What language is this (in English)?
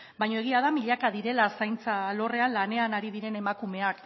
Basque